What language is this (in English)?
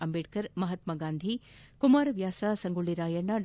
Kannada